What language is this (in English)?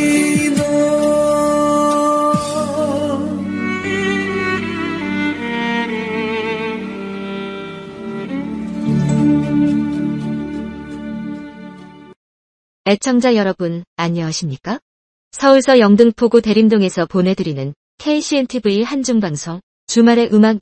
Korean